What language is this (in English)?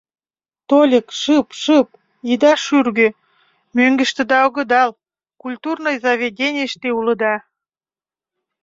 Mari